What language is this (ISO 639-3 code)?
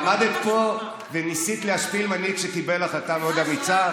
heb